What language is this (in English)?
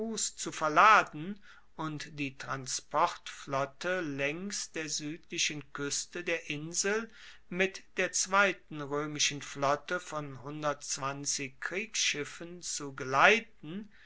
German